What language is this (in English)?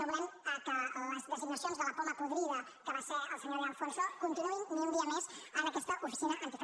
Catalan